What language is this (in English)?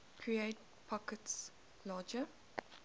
English